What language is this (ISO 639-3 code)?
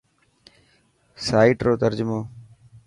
mki